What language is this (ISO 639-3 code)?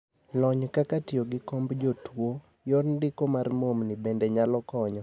luo